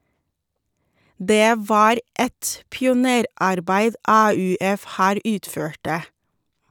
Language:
Norwegian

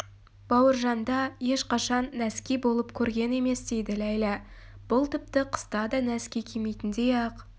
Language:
Kazakh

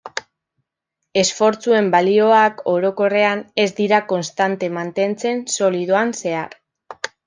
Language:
Basque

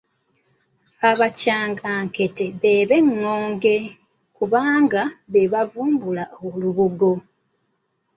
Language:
Ganda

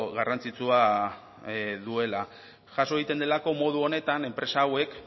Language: Basque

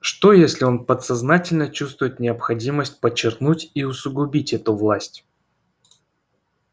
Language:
Russian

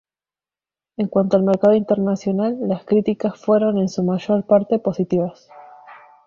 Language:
Spanish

